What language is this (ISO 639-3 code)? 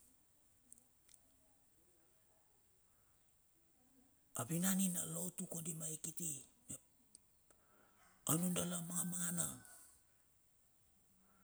bxf